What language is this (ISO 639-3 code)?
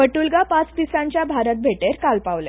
kok